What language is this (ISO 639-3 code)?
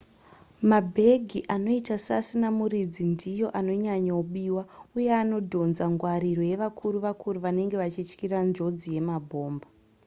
sna